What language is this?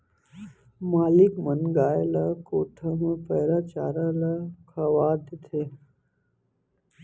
Chhattisgarhi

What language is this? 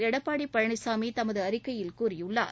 Tamil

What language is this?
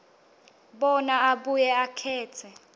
Swati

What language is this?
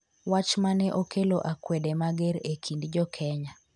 Luo (Kenya and Tanzania)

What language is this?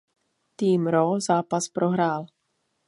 Czech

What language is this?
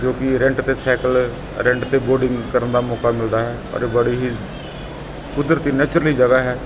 Punjabi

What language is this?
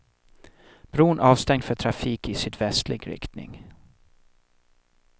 Swedish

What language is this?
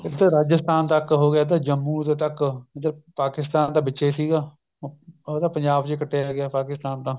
Punjabi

